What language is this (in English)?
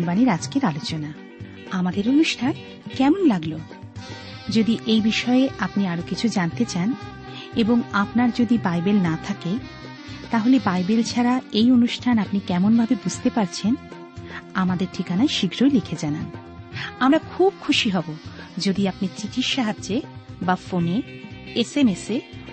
Bangla